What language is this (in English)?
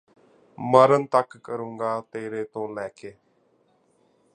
Punjabi